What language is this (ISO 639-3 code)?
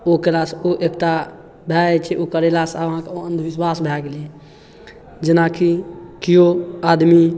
mai